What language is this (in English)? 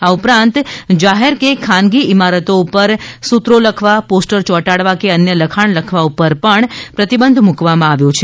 Gujarati